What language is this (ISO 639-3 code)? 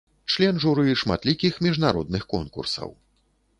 bel